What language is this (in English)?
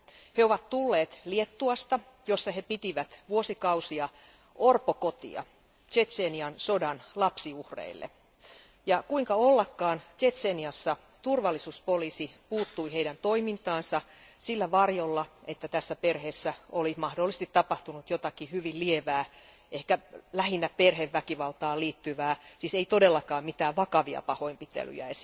Finnish